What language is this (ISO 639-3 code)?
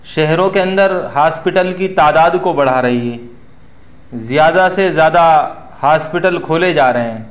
urd